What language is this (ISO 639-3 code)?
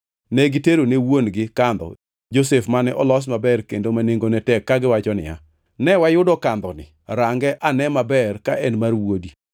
luo